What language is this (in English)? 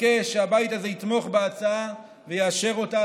Hebrew